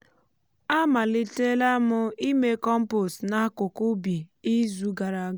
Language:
Igbo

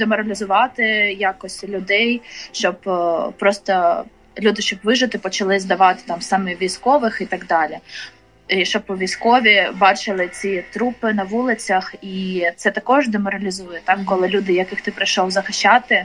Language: Ukrainian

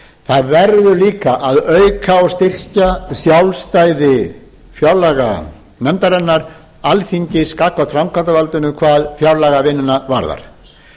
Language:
Icelandic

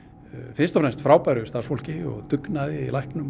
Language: Icelandic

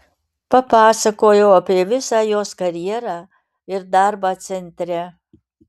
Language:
Lithuanian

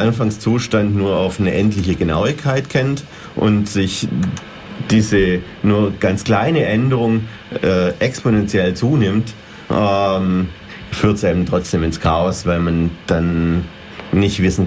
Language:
German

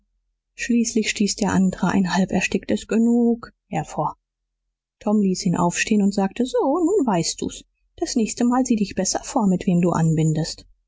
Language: German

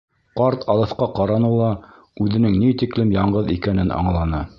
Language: Bashkir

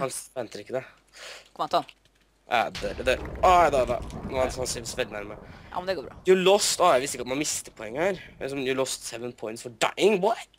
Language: Norwegian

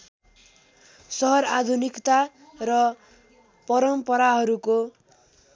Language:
Nepali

